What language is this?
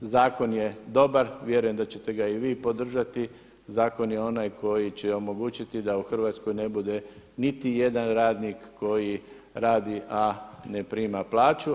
Croatian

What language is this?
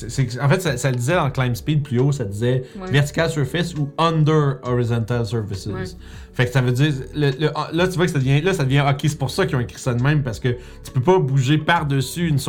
French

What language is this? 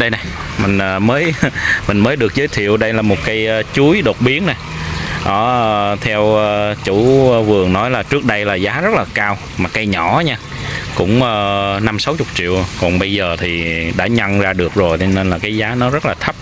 Vietnamese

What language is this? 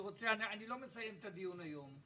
Hebrew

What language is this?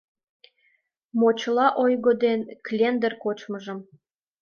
Mari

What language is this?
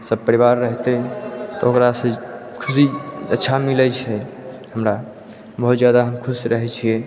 Maithili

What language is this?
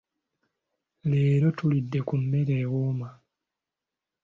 Ganda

